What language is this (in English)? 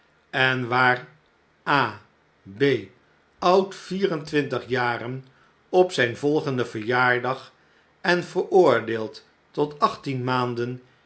Dutch